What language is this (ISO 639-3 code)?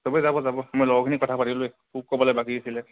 asm